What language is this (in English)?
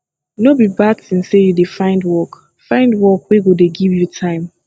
Nigerian Pidgin